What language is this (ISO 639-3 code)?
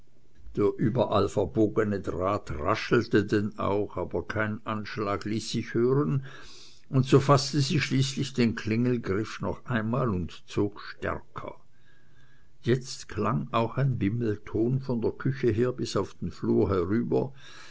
deu